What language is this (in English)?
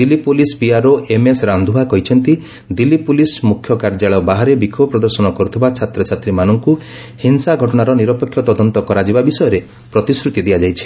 Odia